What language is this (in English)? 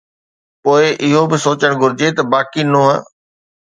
Sindhi